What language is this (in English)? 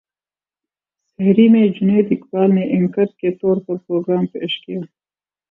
Urdu